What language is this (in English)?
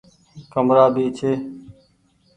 Goaria